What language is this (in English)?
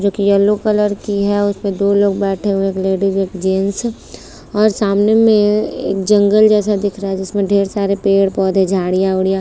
Hindi